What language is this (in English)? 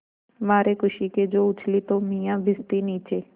Hindi